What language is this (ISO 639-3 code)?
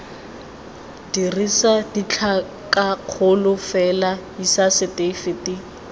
tsn